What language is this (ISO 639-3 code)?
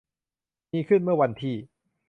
tha